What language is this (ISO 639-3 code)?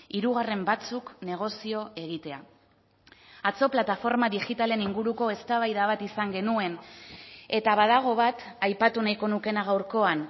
eus